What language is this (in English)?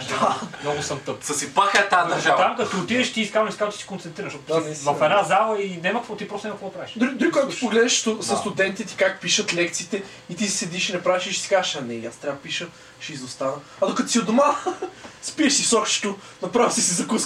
Bulgarian